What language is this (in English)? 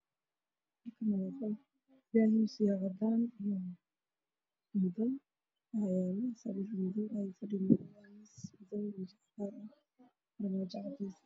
Somali